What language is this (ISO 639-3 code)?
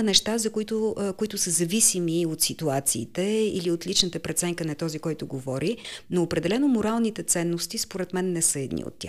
bul